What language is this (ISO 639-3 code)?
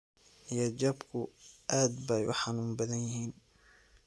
som